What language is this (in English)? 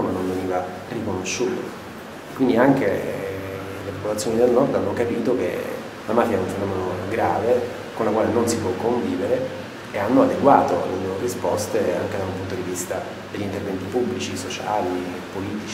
Italian